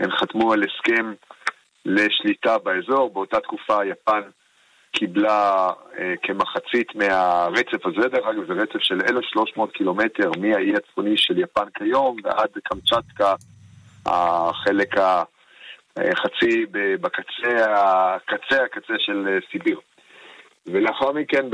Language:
Hebrew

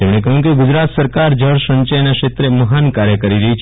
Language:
Gujarati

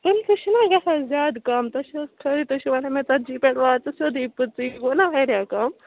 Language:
Kashmiri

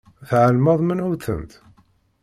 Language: Kabyle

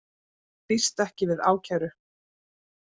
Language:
Icelandic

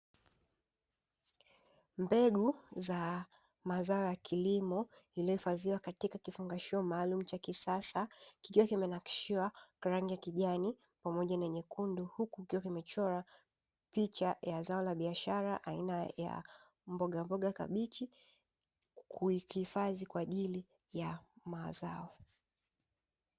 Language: Swahili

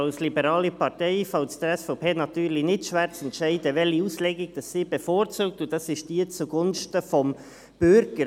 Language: Swiss German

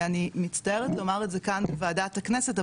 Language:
Hebrew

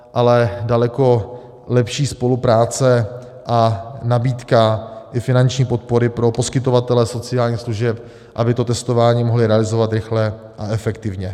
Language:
Czech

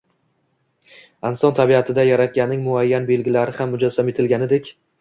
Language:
Uzbek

